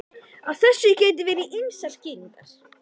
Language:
Icelandic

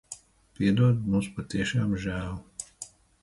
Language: Latvian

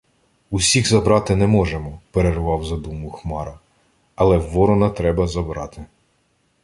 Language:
Ukrainian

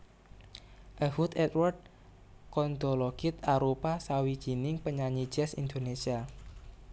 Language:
Javanese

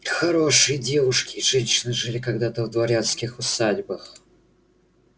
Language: Russian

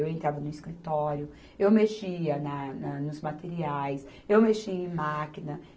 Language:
Portuguese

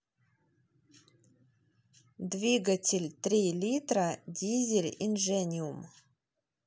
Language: Russian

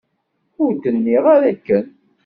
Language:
Kabyle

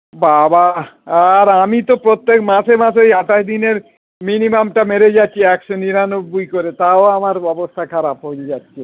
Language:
Bangla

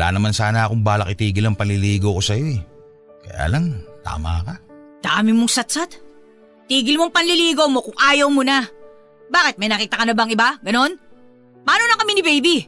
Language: Filipino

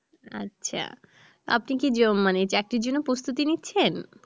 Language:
Bangla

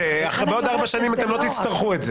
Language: Hebrew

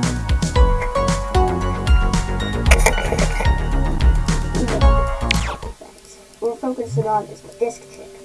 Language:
English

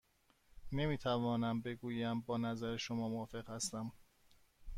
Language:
Persian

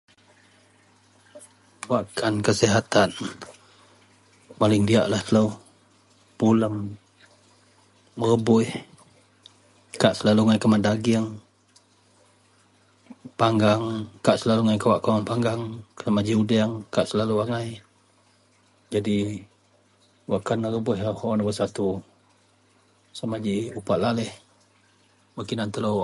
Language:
Central Melanau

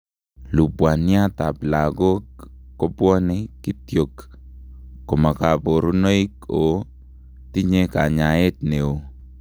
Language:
Kalenjin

